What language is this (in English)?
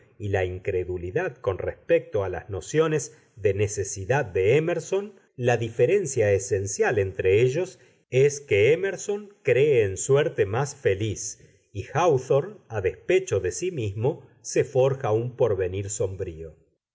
Spanish